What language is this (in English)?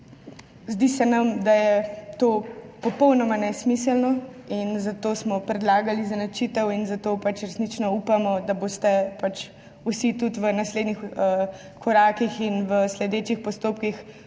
Slovenian